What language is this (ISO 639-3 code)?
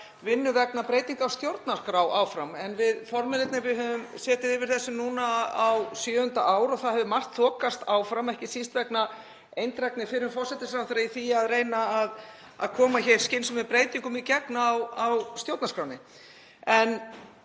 isl